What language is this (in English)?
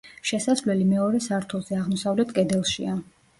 Georgian